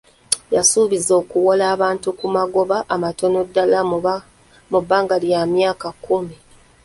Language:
Ganda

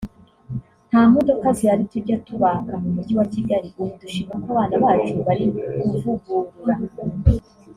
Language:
Kinyarwanda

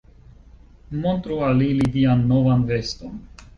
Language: Esperanto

